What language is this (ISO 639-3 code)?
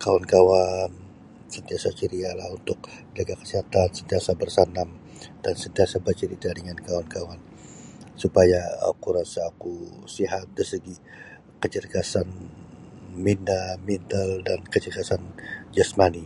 bsy